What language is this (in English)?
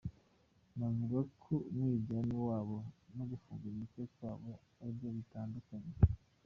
Kinyarwanda